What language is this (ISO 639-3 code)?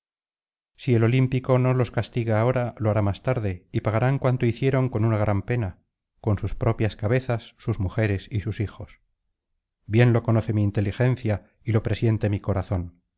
spa